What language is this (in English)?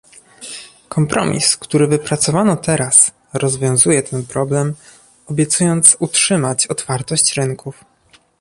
Polish